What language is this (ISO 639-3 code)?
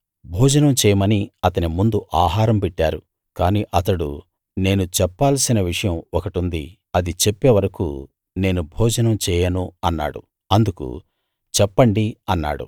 tel